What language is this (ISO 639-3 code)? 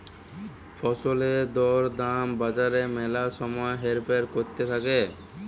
ben